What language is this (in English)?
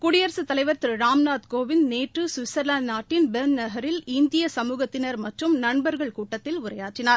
Tamil